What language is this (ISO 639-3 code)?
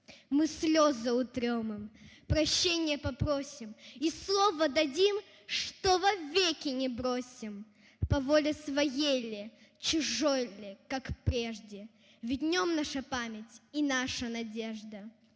ukr